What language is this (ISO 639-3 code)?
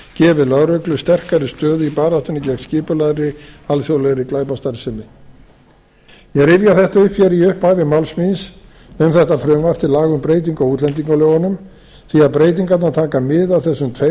isl